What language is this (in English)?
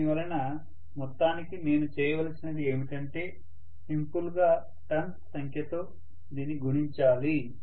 Telugu